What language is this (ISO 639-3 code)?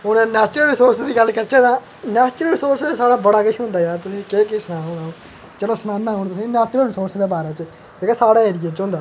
doi